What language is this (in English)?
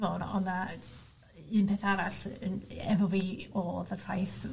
Welsh